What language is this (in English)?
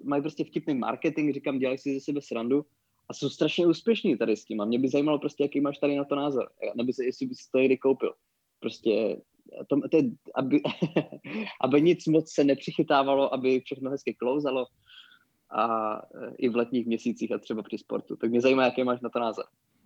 Czech